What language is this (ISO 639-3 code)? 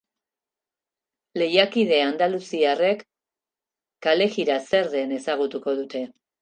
eus